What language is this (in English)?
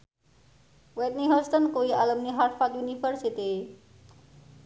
Javanese